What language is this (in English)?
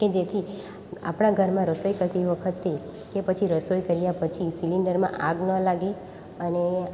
Gujarati